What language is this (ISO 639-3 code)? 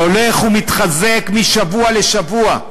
heb